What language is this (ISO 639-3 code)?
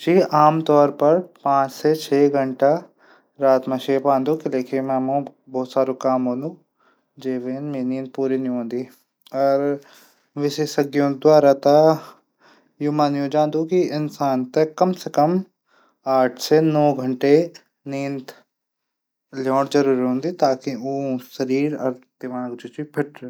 gbm